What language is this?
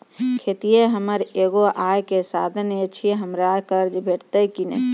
Maithili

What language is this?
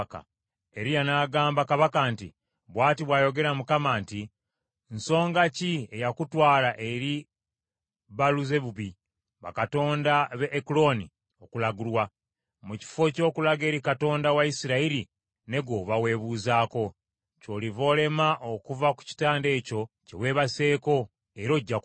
Ganda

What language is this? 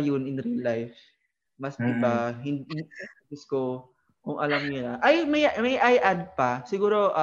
Filipino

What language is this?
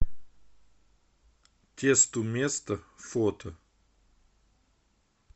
Russian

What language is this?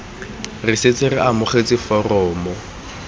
Tswana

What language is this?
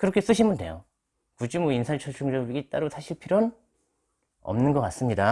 Korean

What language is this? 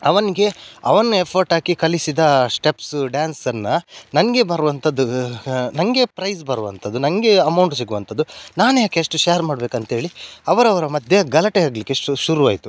Kannada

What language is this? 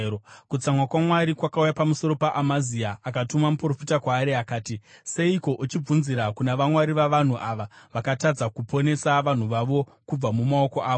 Shona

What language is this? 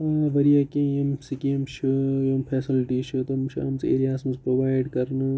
Kashmiri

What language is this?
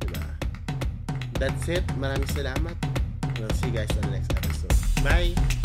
Filipino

